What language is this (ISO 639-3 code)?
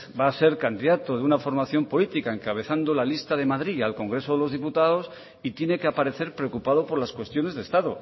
spa